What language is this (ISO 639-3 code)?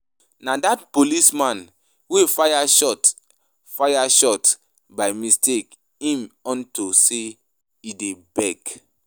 pcm